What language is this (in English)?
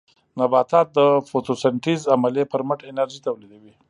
Pashto